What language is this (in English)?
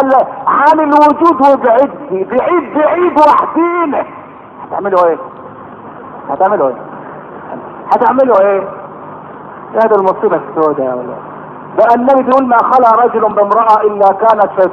Arabic